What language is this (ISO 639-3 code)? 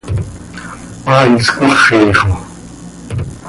sei